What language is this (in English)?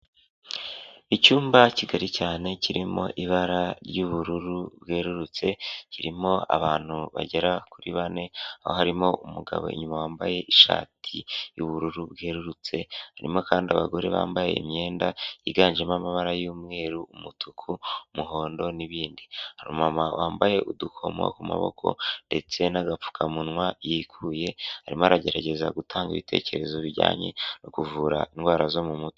Kinyarwanda